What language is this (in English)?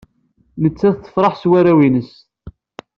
Kabyle